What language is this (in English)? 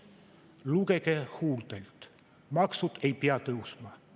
Estonian